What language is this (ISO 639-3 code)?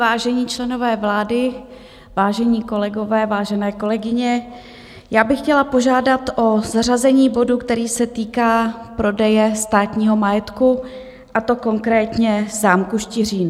ces